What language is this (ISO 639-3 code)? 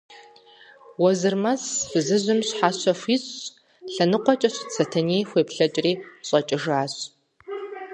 kbd